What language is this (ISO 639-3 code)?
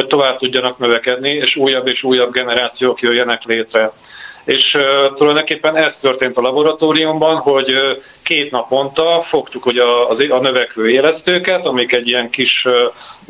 hun